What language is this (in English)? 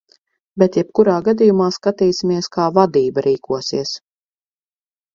Latvian